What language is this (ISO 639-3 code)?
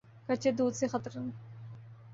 urd